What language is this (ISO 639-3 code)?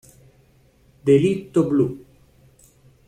ita